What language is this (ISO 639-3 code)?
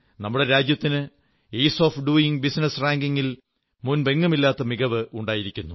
mal